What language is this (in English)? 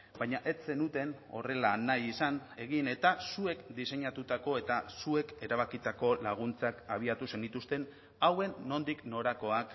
Basque